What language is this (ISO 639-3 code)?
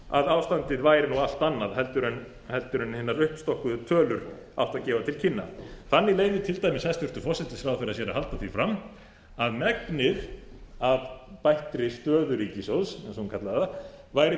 isl